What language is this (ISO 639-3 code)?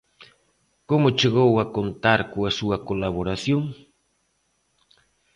glg